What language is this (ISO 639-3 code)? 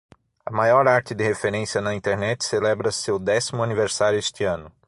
por